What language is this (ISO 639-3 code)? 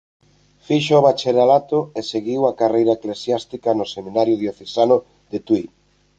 glg